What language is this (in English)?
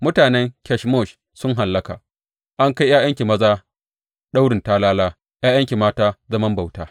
Hausa